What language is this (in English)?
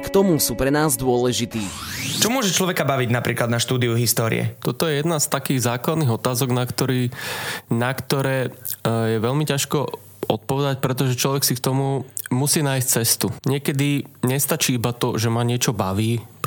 Slovak